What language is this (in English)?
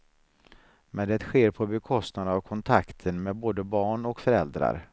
Swedish